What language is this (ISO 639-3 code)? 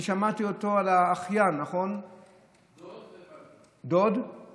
heb